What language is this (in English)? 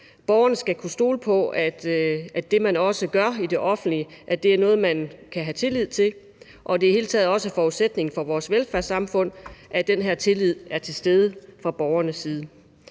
Danish